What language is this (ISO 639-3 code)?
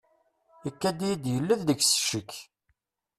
kab